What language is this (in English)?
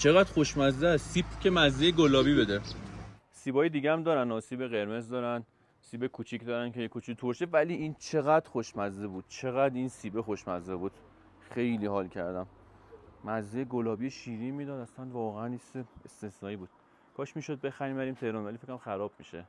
Persian